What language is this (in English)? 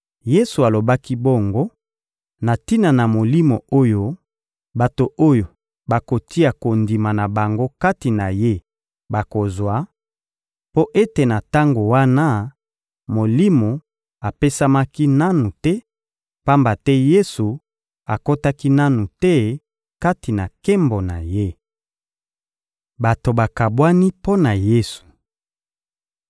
Lingala